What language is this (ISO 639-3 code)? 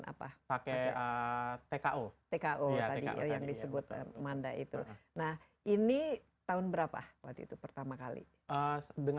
ind